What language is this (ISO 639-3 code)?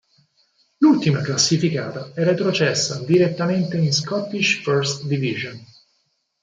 ita